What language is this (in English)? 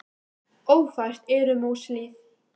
Icelandic